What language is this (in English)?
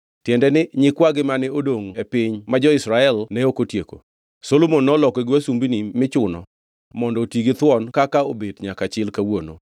Luo (Kenya and Tanzania)